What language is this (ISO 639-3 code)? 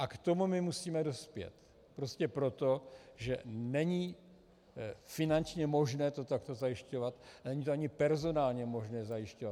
ces